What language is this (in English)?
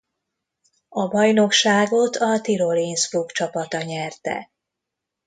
Hungarian